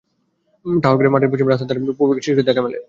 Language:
Bangla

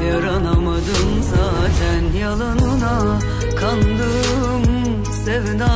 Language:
Turkish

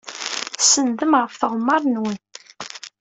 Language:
Kabyle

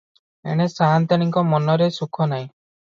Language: Odia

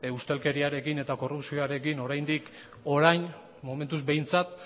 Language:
Basque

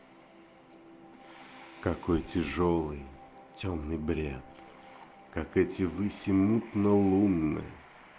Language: Russian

